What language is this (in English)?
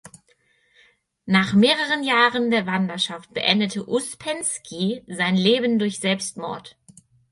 German